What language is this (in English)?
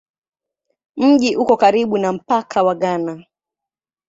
Swahili